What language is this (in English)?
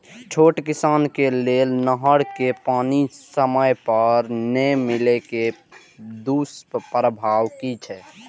Maithili